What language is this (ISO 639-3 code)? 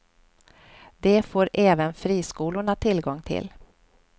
swe